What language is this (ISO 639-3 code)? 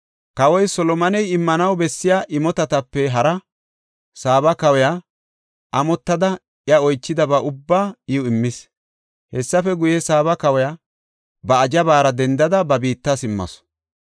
gof